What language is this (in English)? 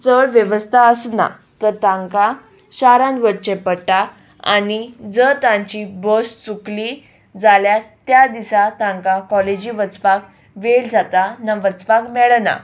Konkani